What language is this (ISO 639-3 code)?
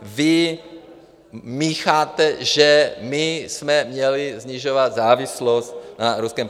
ces